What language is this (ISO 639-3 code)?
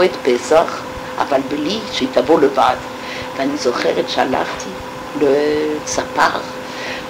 heb